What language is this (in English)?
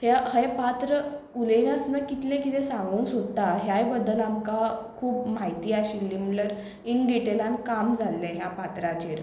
Konkani